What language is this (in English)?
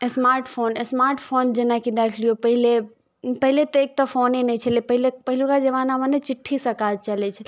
Maithili